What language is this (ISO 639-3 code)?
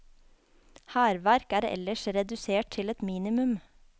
nor